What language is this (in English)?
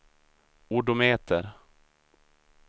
Swedish